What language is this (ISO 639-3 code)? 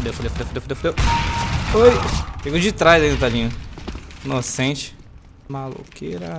por